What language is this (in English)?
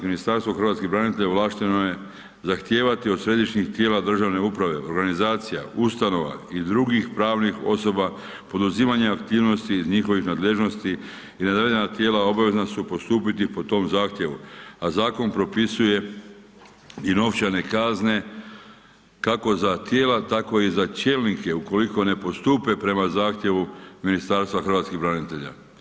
Croatian